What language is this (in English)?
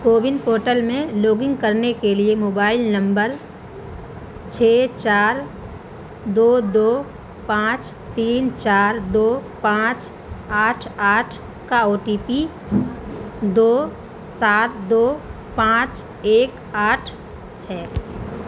Urdu